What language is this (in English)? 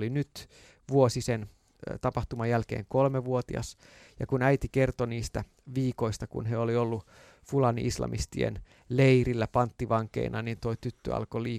Finnish